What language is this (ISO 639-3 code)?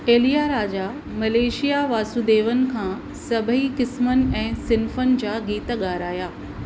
snd